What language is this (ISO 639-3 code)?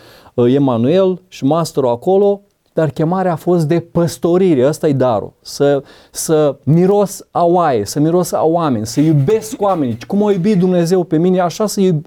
ron